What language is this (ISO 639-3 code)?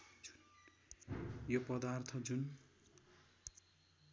nep